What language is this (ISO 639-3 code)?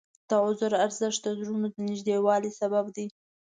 pus